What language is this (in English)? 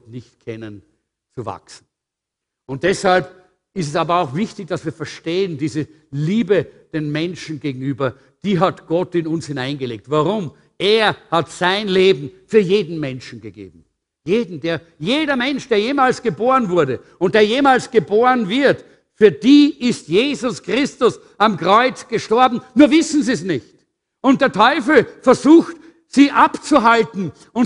German